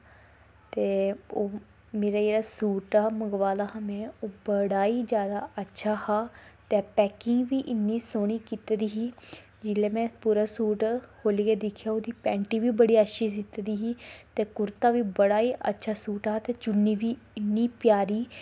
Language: Dogri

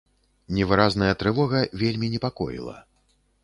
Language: Belarusian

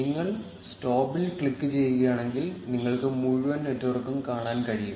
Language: Malayalam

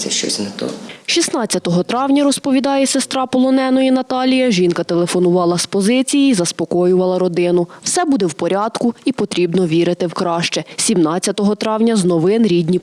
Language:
Ukrainian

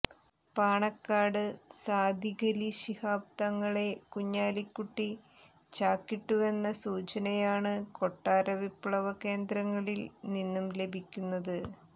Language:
Malayalam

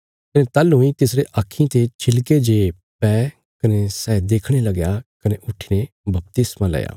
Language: Bilaspuri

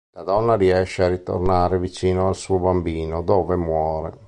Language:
Italian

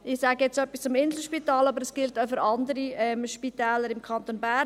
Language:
Swiss German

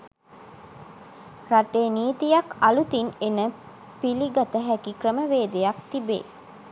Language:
Sinhala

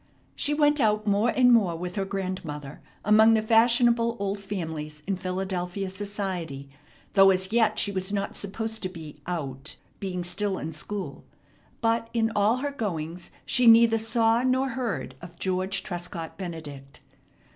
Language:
English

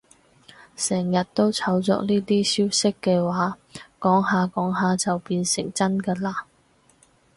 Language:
Cantonese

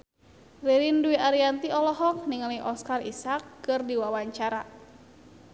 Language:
Sundanese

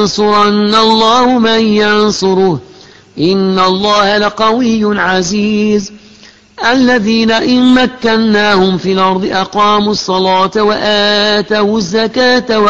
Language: Arabic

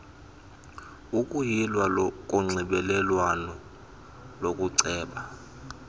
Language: Xhosa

